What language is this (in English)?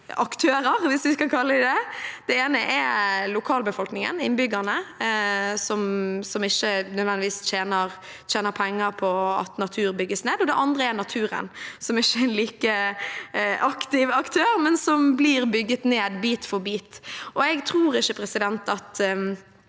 Norwegian